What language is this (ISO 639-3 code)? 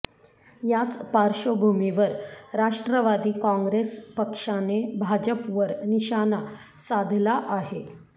mar